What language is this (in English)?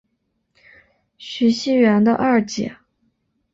Chinese